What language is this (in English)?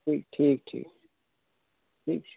Kashmiri